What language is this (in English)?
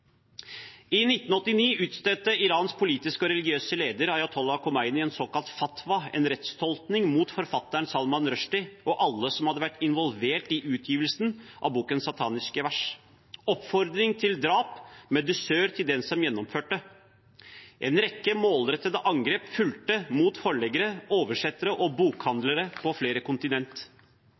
Norwegian Bokmål